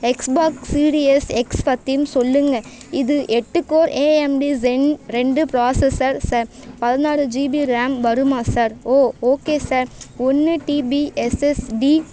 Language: Tamil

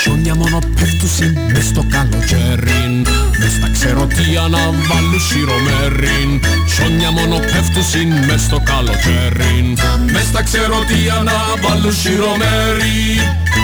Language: Greek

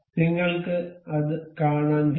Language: Malayalam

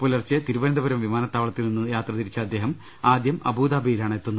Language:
Malayalam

